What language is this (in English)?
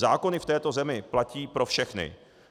Czech